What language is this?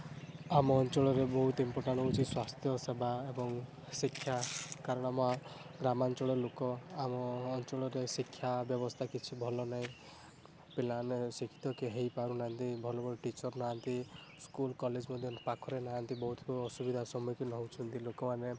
Odia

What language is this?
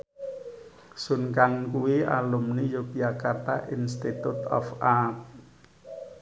Javanese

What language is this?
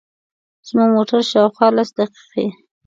Pashto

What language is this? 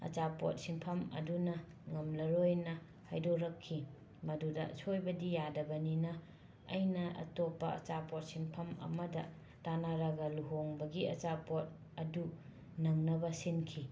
Manipuri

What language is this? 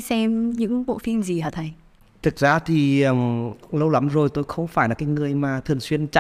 Vietnamese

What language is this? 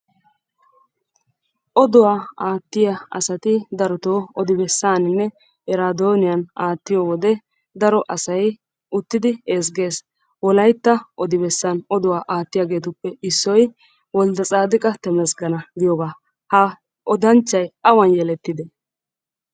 Wolaytta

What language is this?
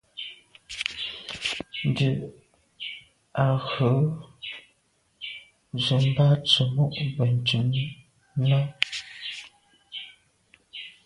Medumba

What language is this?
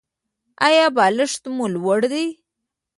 Pashto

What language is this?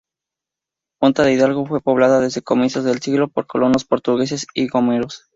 Spanish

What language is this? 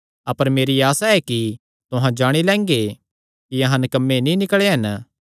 Kangri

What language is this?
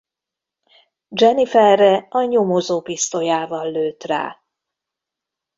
Hungarian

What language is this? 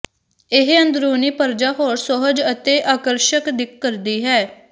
Punjabi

